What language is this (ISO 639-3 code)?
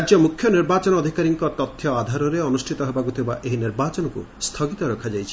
ori